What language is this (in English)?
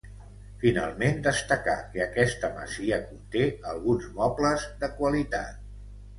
Catalan